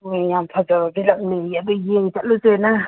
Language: Manipuri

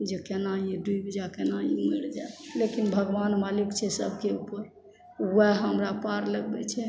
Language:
Maithili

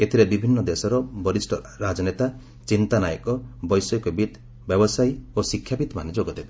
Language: Odia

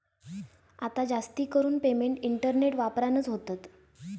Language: Marathi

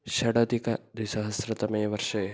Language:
Sanskrit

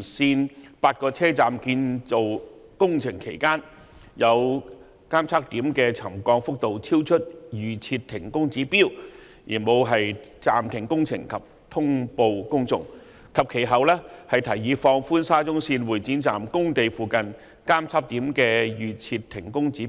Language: Cantonese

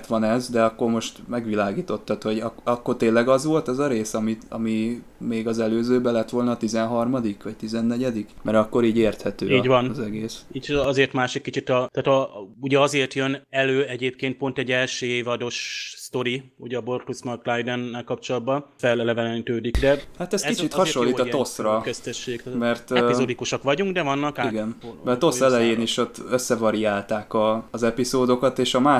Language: Hungarian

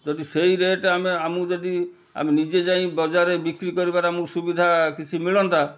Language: Odia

